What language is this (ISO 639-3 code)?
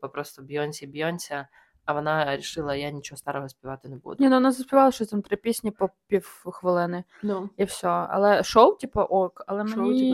ukr